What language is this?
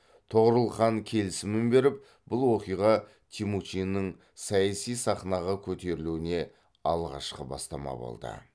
Kazakh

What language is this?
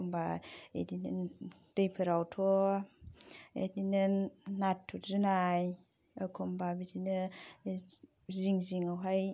Bodo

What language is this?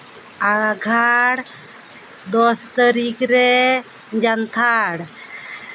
Santali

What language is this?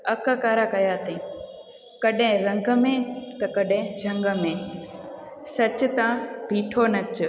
Sindhi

